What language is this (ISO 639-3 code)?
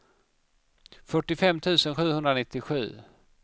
swe